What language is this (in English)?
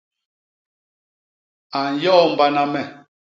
Basaa